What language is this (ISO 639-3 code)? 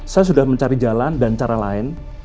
ind